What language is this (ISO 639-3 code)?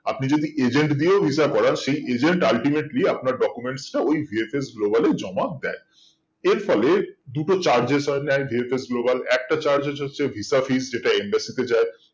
ben